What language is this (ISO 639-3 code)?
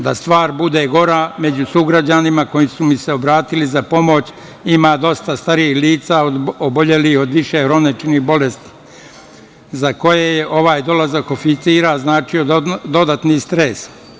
srp